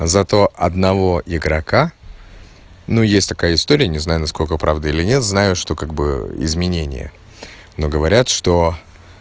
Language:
Russian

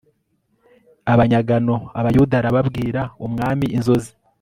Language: Kinyarwanda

